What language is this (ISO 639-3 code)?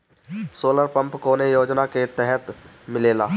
bho